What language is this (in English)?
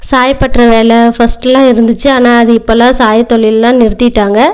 Tamil